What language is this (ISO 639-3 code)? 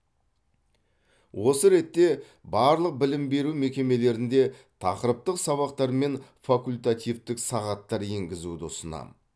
kaz